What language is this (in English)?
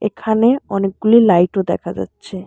Bangla